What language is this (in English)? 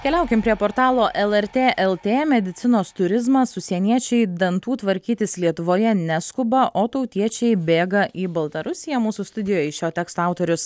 Lithuanian